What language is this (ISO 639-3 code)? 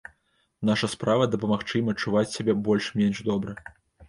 bel